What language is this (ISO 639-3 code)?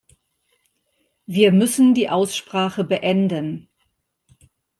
deu